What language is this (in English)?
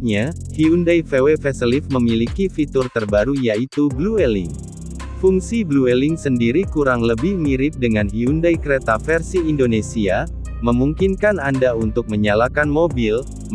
Indonesian